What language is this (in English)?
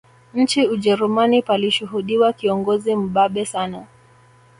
Swahili